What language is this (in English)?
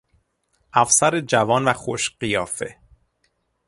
Persian